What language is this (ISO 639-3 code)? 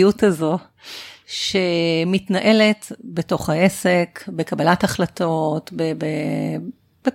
heb